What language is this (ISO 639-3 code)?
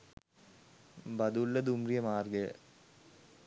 sin